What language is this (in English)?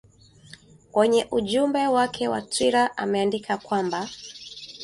Swahili